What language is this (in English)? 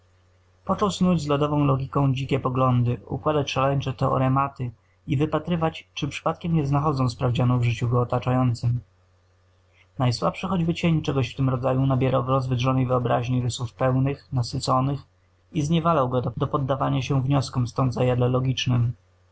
Polish